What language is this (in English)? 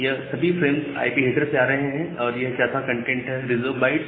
Hindi